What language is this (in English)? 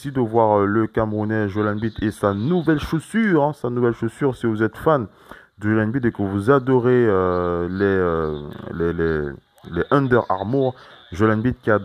French